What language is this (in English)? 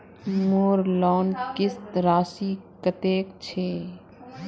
Magahi